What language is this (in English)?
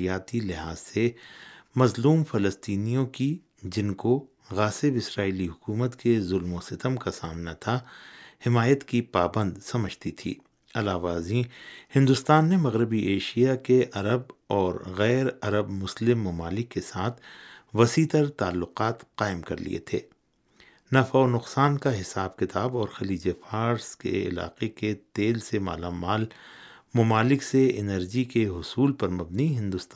Urdu